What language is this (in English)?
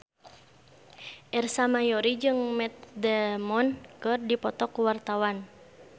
Sundanese